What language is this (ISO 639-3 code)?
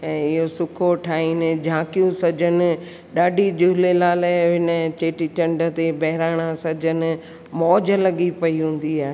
snd